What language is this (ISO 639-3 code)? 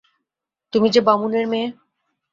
ben